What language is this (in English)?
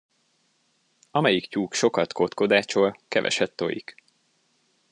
Hungarian